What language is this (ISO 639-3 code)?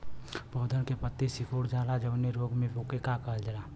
bho